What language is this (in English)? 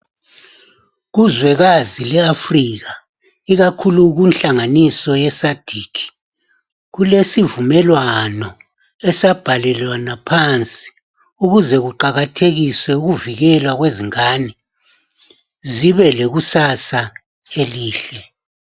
North Ndebele